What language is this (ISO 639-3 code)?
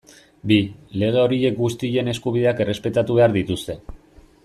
eus